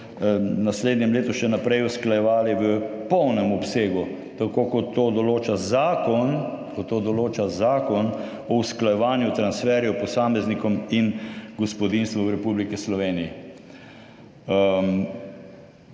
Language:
Slovenian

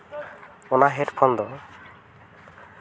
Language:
Santali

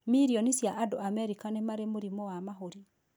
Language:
Kikuyu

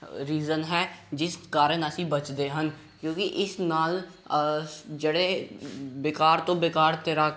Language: Punjabi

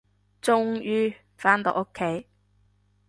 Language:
Cantonese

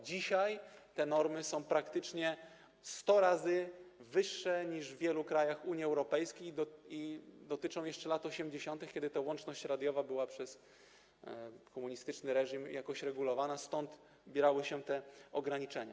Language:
Polish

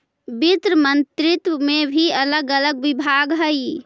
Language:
Magahi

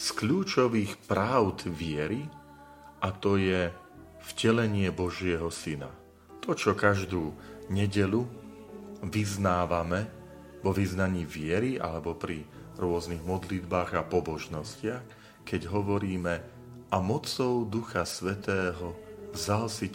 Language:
Slovak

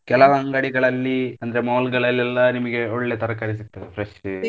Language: Kannada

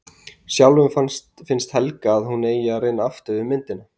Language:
Icelandic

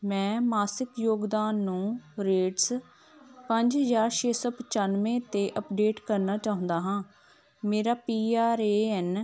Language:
Punjabi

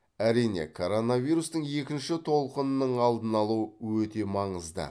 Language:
Kazakh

